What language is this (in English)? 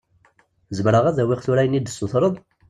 Kabyle